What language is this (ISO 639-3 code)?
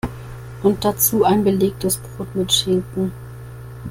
deu